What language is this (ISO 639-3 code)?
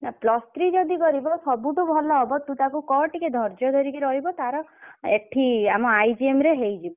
ori